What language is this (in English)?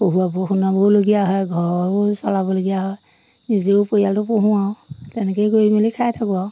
Assamese